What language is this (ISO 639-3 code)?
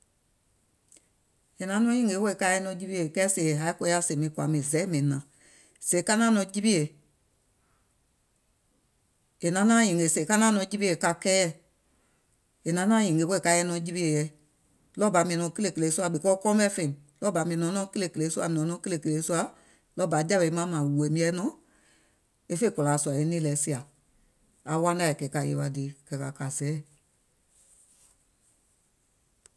gol